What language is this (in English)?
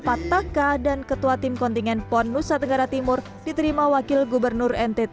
Indonesian